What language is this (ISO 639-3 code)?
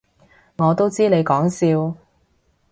yue